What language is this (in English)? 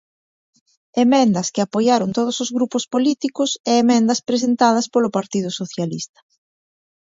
Galician